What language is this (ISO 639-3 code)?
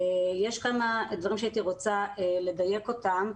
heb